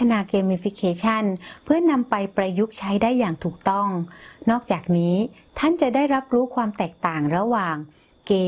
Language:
Thai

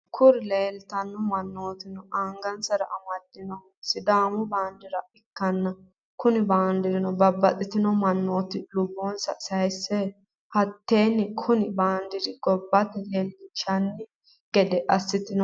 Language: Sidamo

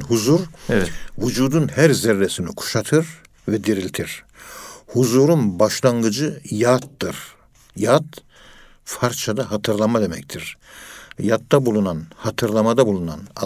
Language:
Turkish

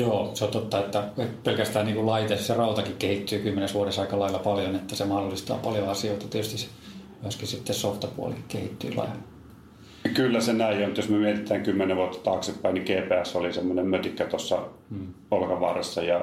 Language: Finnish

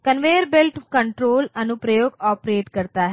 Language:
Hindi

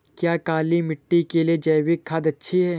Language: Hindi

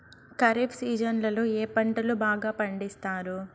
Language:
Telugu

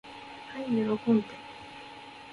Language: Japanese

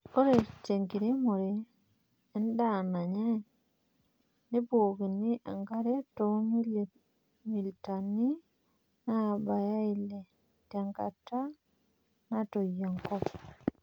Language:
Masai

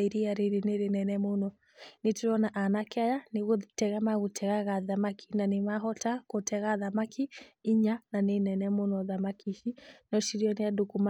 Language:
Kikuyu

